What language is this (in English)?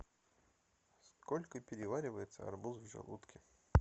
Russian